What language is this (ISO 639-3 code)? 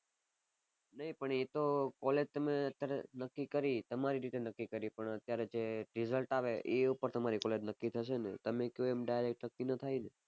guj